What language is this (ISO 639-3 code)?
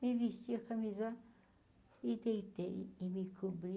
por